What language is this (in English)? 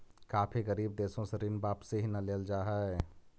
Magahi